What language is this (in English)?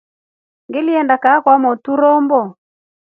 Rombo